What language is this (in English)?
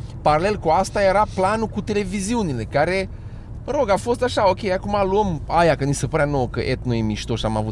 Romanian